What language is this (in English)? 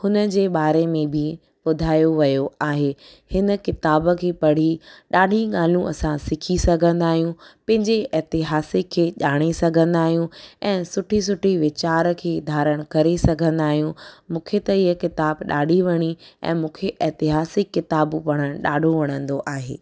Sindhi